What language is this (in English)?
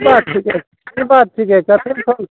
Maithili